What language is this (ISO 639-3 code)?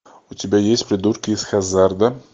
rus